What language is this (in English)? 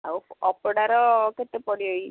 Odia